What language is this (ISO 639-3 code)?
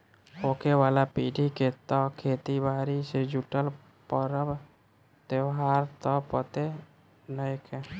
bho